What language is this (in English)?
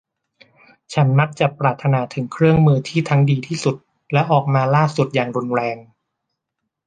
Thai